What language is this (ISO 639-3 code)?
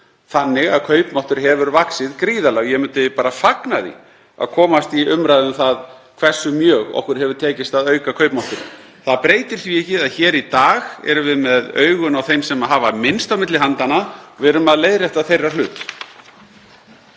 isl